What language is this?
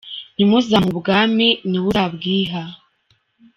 Kinyarwanda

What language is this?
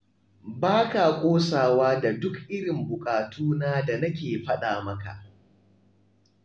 Hausa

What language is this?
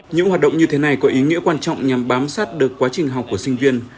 Vietnamese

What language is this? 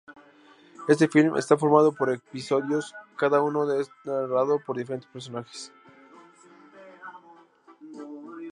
Spanish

